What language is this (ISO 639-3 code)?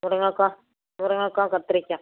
tam